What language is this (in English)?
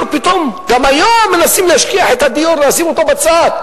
Hebrew